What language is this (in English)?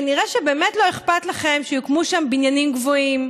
Hebrew